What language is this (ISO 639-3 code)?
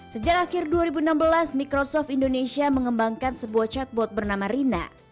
ind